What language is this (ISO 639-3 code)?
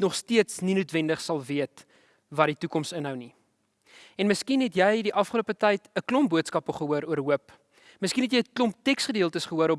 nld